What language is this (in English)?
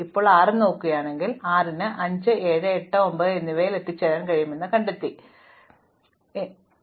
Malayalam